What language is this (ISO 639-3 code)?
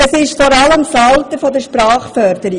gsw